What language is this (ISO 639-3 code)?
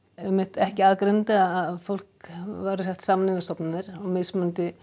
isl